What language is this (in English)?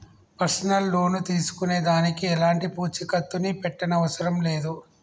Telugu